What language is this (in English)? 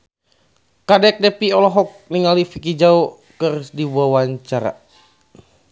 Sundanese